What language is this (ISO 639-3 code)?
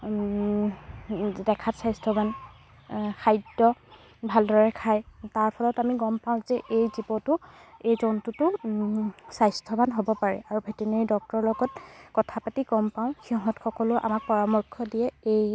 asm